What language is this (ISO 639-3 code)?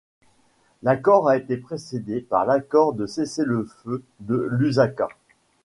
fra